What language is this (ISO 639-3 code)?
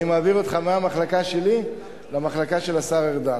heb